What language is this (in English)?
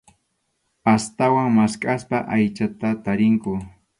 Arequipa-La Unión Quechua